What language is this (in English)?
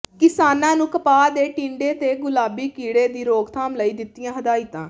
Punjabi